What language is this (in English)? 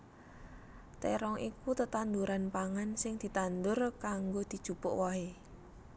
Javanese